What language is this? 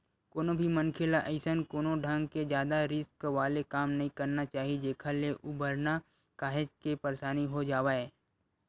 Chhattisgarhi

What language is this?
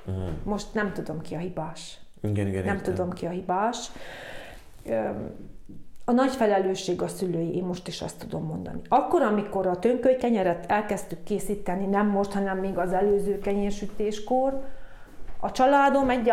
Hungarian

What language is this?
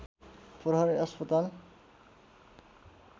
Nepali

